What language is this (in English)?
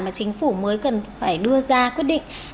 Vietnamese